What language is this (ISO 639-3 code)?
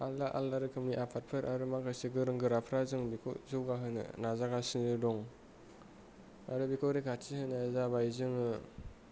brx